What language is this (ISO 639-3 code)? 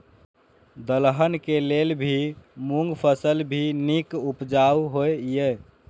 mai